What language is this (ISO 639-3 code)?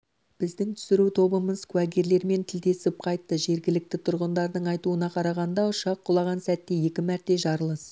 kaz